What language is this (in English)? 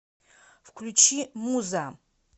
Russian